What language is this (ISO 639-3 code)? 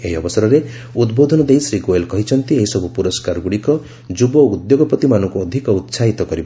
ori